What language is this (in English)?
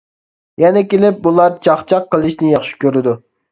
Uyghur